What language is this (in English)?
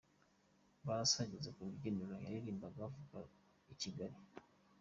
Kinyarwanda